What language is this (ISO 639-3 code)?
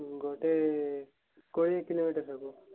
ori